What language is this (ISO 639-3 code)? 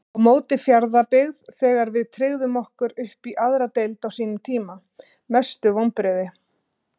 isl